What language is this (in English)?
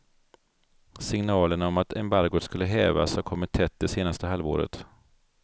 Swedish